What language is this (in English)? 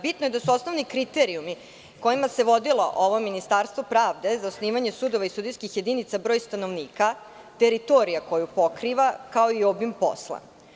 Serbian